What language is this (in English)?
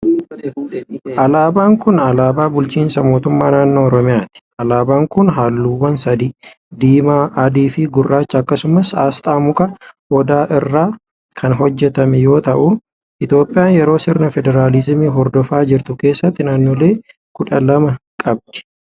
Oromo